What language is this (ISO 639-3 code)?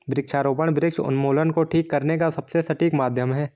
hin